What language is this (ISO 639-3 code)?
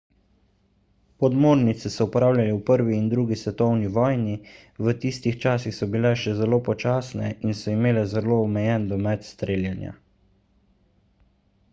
slv